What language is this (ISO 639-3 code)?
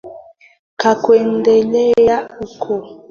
swa